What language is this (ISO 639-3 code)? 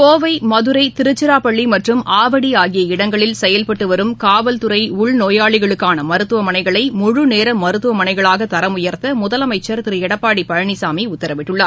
tam